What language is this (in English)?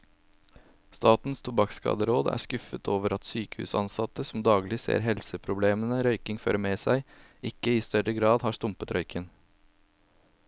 Norwegian